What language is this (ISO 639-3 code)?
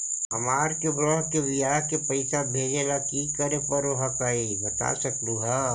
mag